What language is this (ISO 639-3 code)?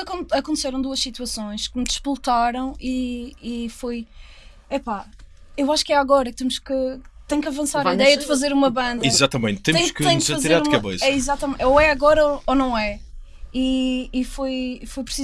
por